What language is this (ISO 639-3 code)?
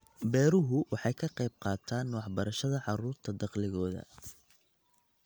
som